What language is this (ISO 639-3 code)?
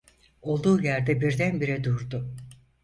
tur